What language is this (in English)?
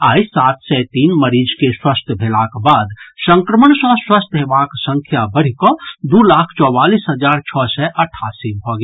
Maithili